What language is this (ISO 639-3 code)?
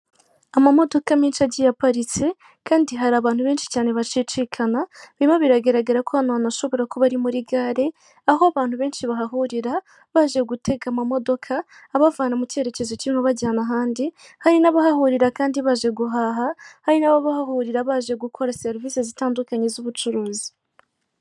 kin